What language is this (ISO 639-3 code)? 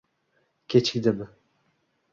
uzb